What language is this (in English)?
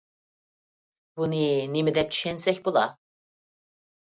Uyghur